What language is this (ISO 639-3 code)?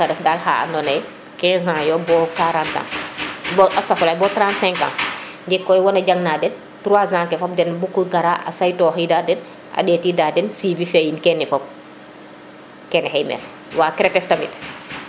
srr